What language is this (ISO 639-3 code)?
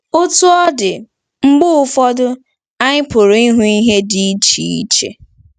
ibo